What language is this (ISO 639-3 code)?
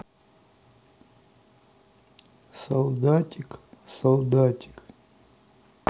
rus